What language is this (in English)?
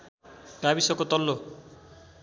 Nepali